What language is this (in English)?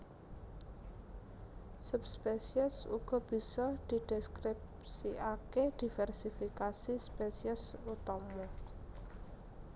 Javanese